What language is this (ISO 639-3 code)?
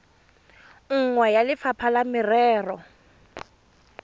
tsn